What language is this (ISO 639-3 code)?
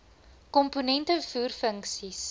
afr